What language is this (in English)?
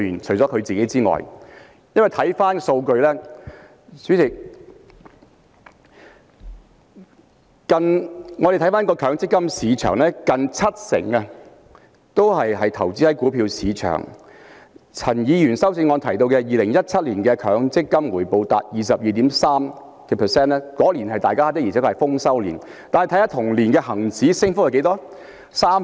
Cantonese